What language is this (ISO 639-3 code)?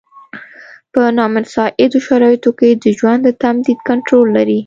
pus